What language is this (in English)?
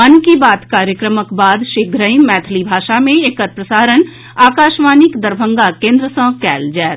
Maithili